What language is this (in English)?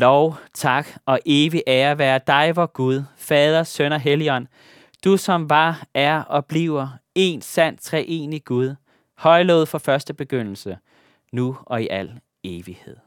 Danish